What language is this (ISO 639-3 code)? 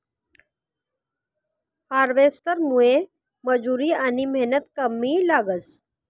mar